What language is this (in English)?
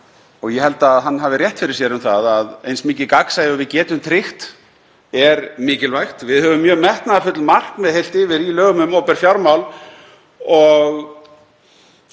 Icelandic